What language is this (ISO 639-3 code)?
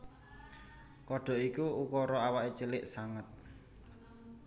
jav